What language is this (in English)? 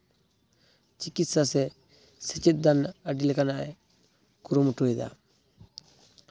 Santali